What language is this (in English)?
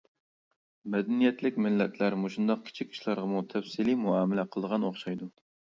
Uyghur